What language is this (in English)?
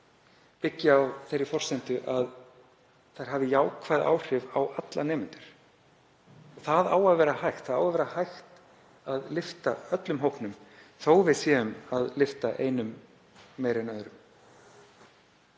Icelandic